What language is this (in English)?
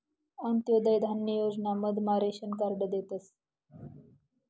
Marathi